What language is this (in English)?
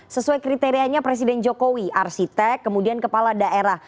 Indonesian